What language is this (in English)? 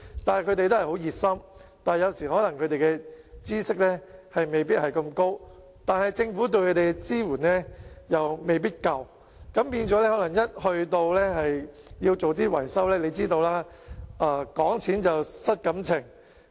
Cantonese